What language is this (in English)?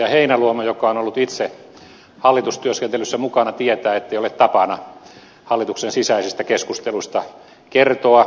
Finnish